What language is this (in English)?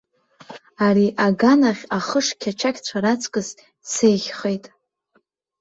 Abkhazian